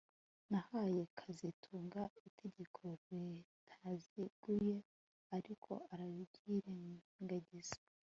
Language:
Kinyarwanda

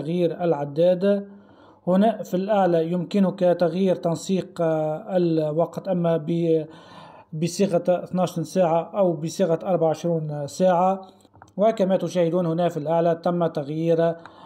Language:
Arabic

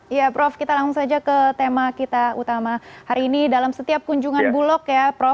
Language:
Indonesian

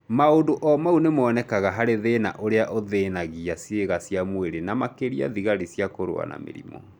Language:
Kikuyu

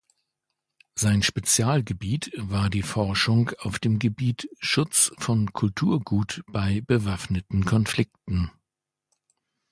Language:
German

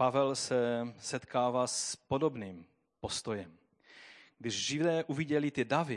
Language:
Czech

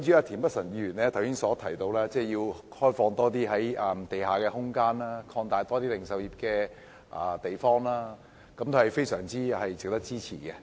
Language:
Cantonese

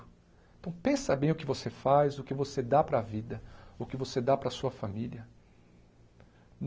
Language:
Portuguese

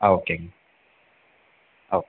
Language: Tamil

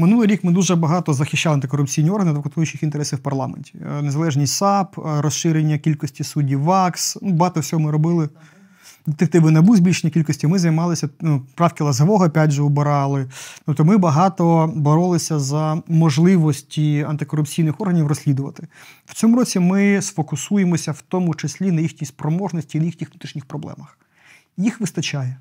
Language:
Ukrainian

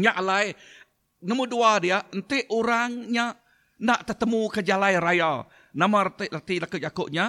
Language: Malay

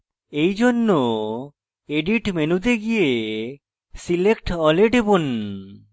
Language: Bangla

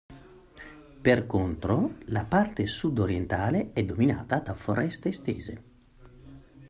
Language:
Italian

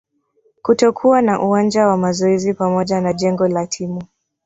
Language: Swahili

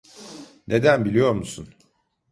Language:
Turkish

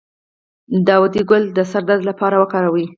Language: Pashto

